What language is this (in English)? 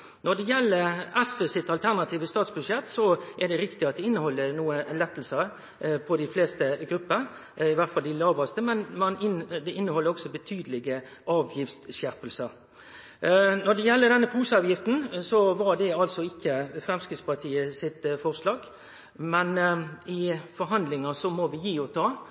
Norwegian Nynorsk